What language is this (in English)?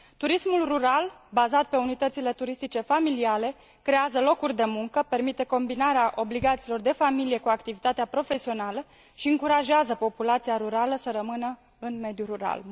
Romanian